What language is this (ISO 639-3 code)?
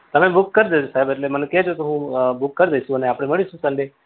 guj